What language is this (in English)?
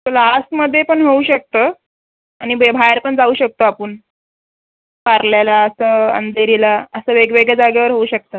Marathi